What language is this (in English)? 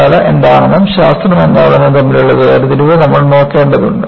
Malayalam